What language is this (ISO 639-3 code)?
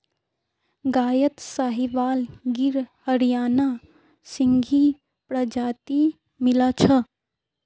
mag